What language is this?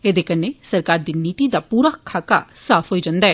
Dogri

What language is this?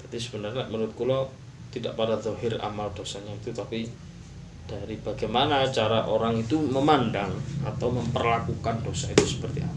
Malay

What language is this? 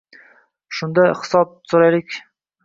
Uzbek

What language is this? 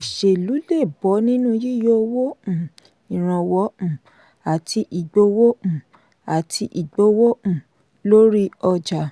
Yoruba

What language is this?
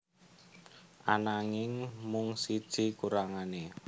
Javanese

